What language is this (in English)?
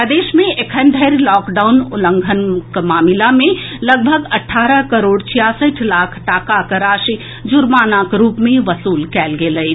Maithili